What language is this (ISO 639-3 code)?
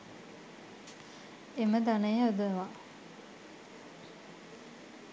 sin